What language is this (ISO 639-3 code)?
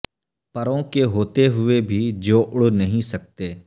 urd